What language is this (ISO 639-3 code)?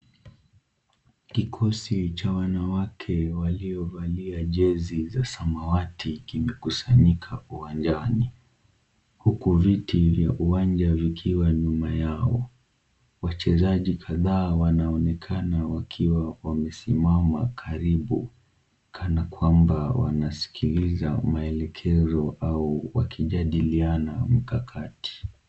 swa